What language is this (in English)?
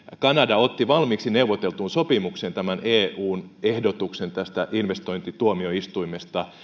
Finnish